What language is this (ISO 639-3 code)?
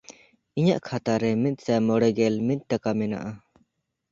sat